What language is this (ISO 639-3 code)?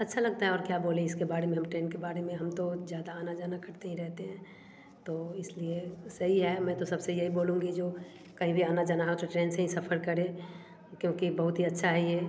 hin